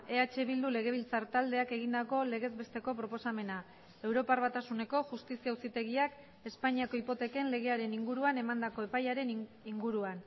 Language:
Basque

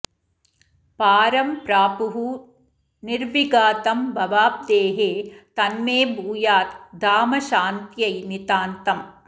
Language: Sanskrit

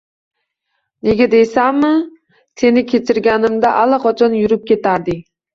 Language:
Uzbek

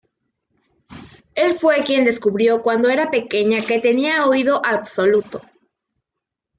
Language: Spanish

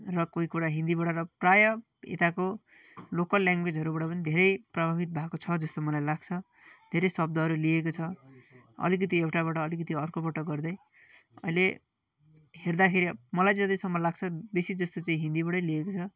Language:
Nepali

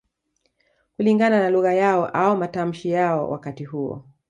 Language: Swahili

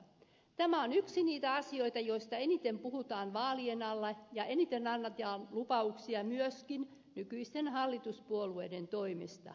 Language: Finnish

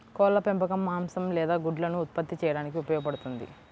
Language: Telugu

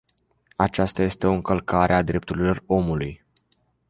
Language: Romanian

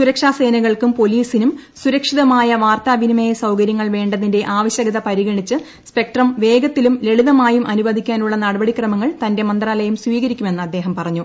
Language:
Malayalam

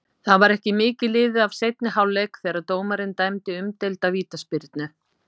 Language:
Icelandic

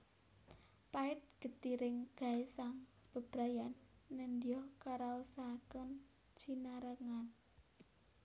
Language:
Javanese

